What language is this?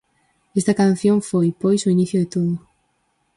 Galician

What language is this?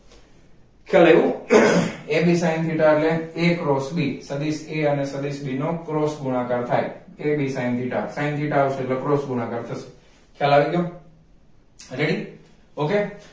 Gujarati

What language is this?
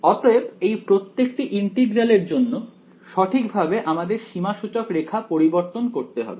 Bangla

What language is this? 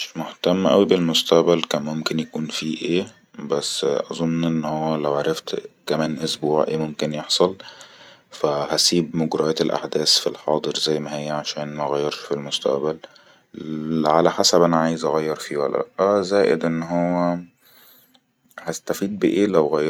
Egyptian Arabic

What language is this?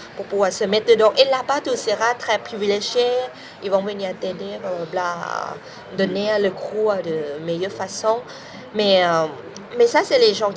French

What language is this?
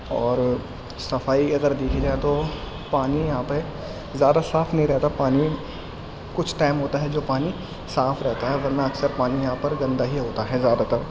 Urdu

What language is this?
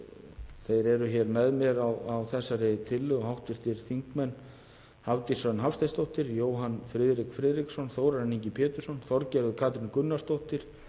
Icelandic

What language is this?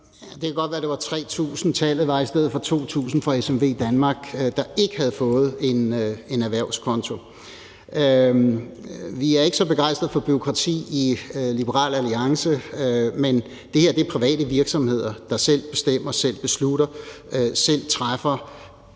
Danish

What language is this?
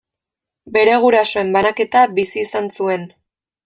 Basque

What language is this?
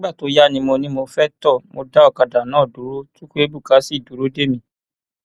Yoruba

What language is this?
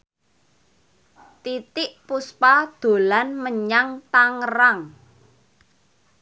Javanese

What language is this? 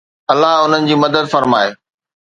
Sindhi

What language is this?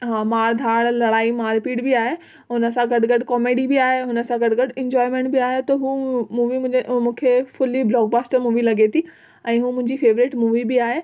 Sindhi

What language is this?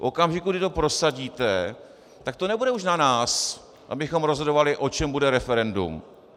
Czech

